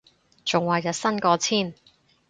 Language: Cantonese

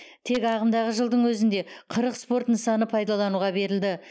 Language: Kazakh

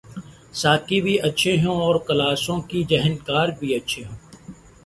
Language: Urdu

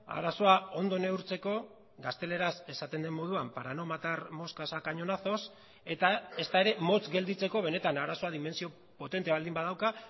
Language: Basque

